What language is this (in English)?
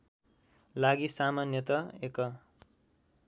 Nepali